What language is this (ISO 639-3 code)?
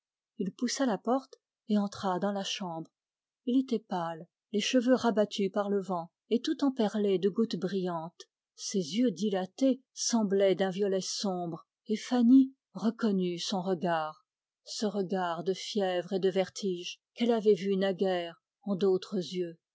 fra